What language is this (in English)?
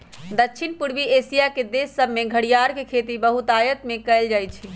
Magahi